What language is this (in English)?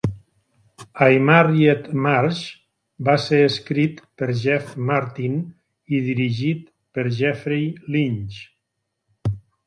Catalan